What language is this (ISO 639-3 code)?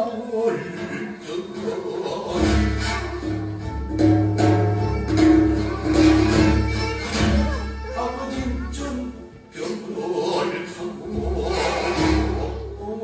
kor